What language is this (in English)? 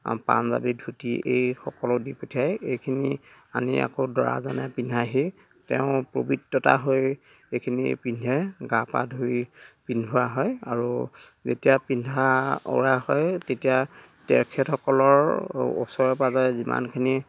Assamese